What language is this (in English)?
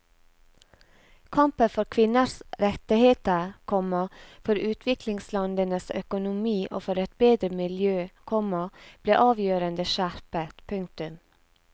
Norwegian